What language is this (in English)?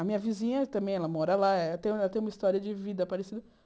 Portuguese